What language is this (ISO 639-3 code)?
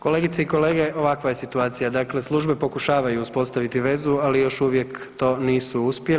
hrv